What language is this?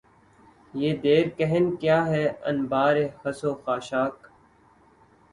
Urdu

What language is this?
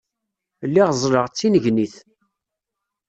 Kabyle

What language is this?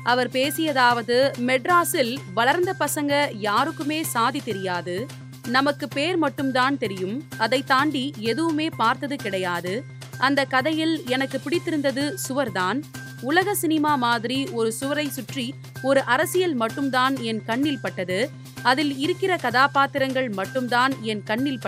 Tamil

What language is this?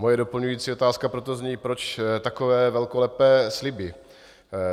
Czech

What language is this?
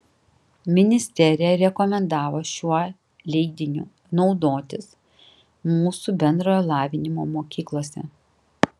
Lithuanian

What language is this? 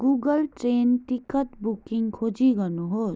Nepali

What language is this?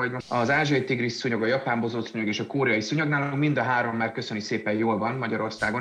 Hungarian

